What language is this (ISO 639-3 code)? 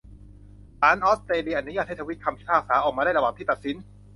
tha